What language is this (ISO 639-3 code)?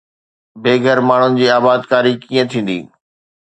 snd